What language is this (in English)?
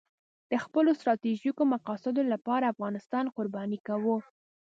Pashto